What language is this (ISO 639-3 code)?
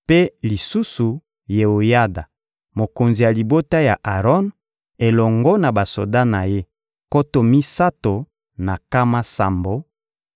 lin